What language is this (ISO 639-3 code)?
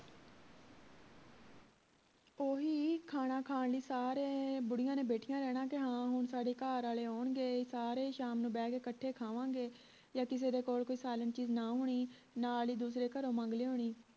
pan